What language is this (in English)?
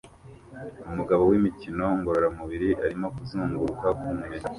Kinyarwanda